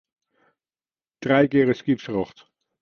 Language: Western Frisian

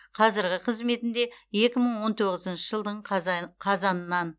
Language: Kazakh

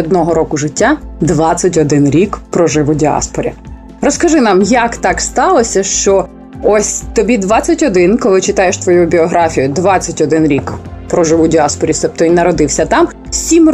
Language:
Ukrainian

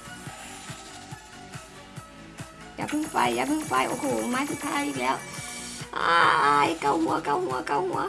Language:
Thai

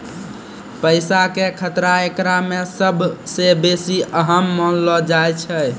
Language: Maithili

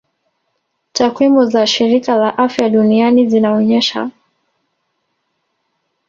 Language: Swahili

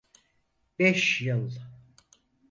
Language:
Turkish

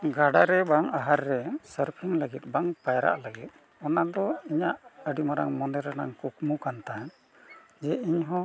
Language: Santali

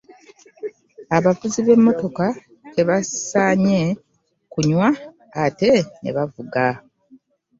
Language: Ganda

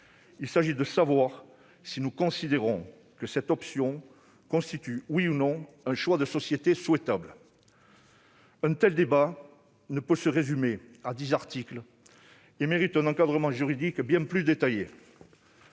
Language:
French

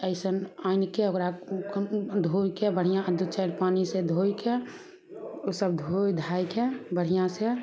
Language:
Maithili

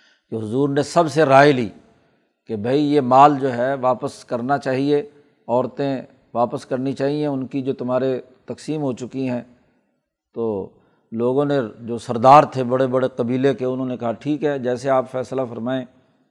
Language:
Urdu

